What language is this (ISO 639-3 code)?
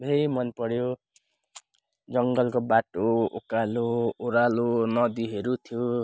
nep